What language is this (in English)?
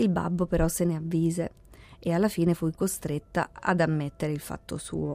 Italian